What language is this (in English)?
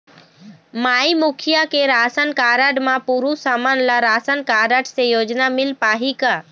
Chhattisgarhi